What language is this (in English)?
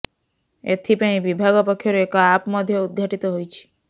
Odia